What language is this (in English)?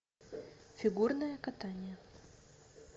Russian